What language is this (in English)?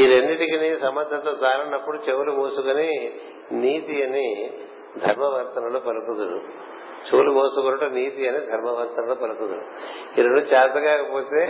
Telugu